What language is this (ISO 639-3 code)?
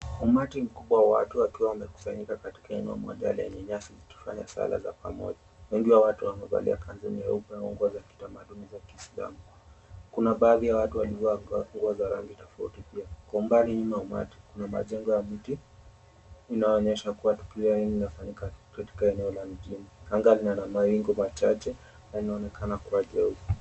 swa